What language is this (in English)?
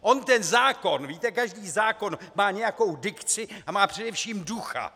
Czech